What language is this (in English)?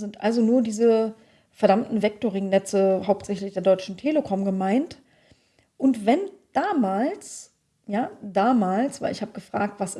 German